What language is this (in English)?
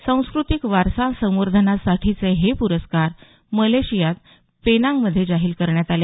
Marathi